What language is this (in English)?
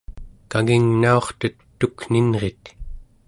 Central Yupik